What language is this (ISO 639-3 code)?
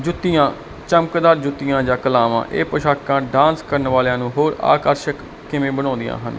pan